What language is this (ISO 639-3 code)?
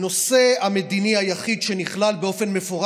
heb